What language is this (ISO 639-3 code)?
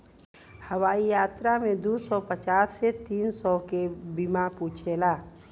bho